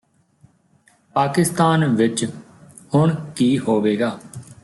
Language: Punjabi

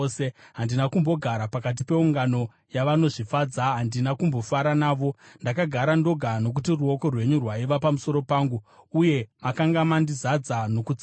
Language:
Shona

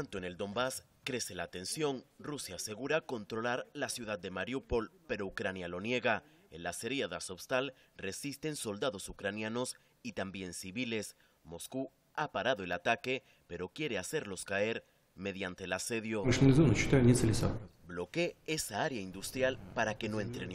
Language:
Spanish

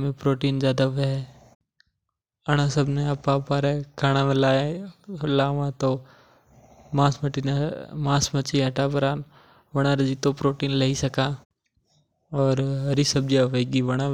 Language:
Mewari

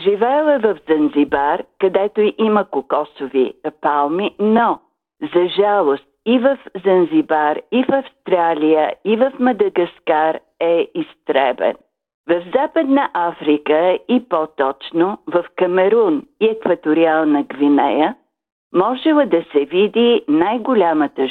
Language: Bulgarian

